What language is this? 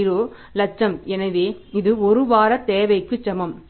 Tamil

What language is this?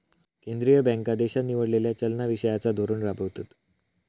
Marathi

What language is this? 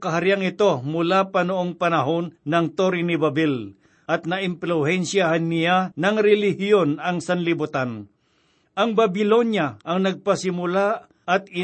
Filipino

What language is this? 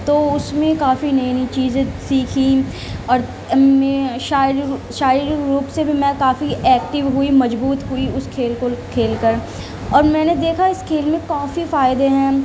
Urdu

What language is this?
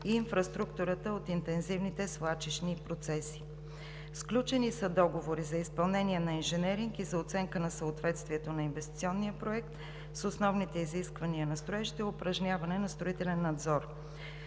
Bulgarian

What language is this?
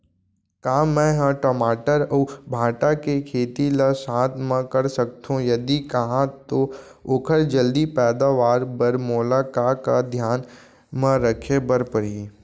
Chhattisgarhi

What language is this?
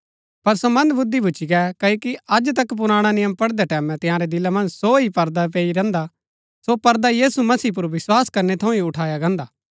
Gaddi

